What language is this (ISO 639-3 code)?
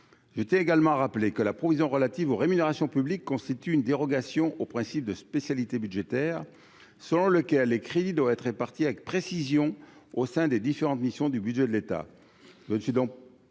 fra